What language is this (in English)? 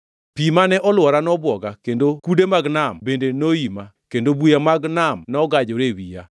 Luo (Kenya and Tanzania)